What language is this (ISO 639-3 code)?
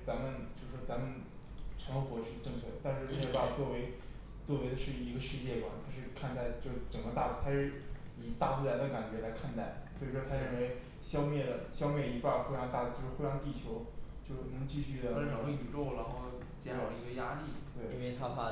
zho